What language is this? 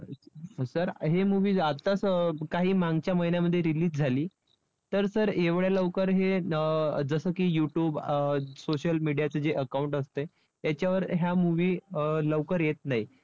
Marathi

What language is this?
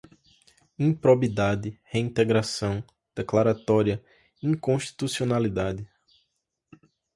Portuguese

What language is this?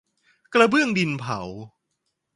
Thai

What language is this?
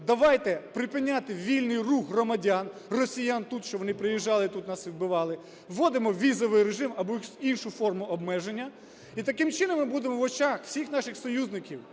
Ukrainian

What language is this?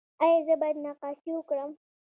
Pashto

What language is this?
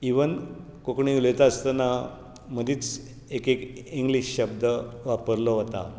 Konkani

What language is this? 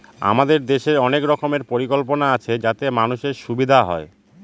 Bangla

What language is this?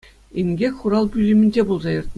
Chuvash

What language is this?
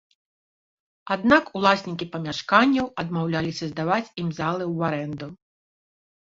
Belarusian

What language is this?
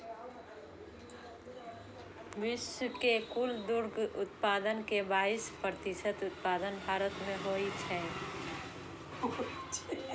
Maithili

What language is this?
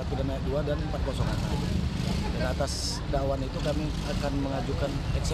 Indonesian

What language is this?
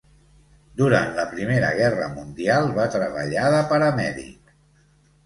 Catalan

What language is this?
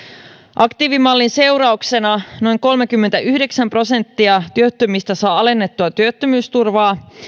Finnish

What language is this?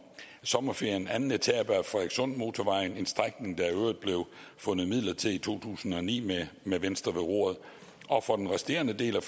Danish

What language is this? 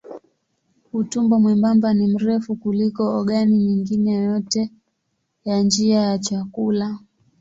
Swahili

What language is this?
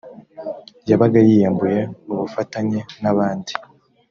Kinyarwanda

